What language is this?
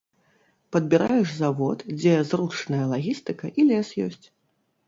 Belarusian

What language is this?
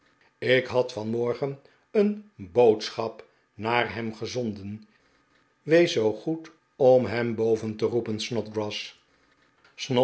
Dutch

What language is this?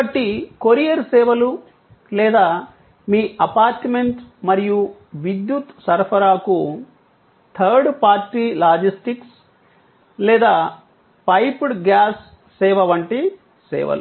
Telugu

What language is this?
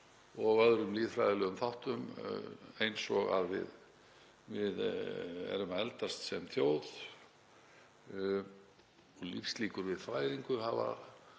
Icelandic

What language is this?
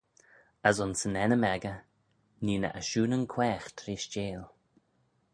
Manx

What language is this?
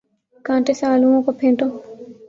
Urdu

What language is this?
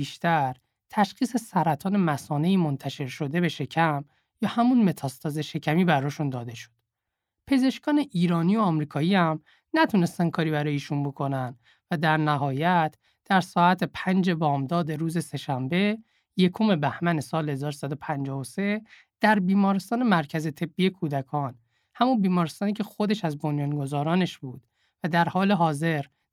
Persian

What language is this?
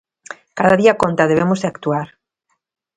Galician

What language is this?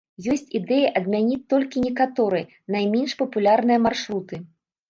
Belarusian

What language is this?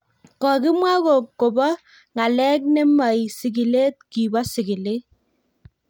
Kalenjin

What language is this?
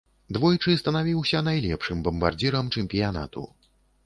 Belarusian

